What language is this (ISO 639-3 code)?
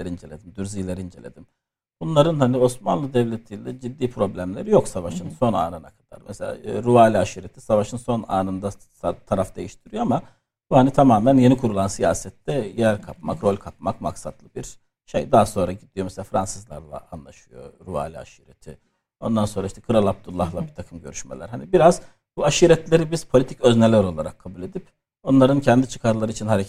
tur